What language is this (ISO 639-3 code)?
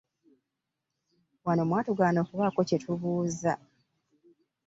lug